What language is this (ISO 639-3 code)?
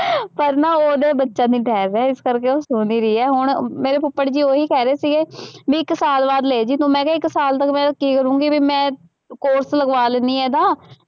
pan